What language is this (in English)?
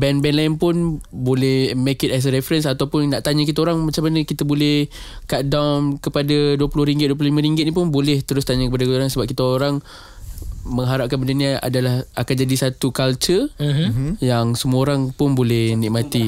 Malay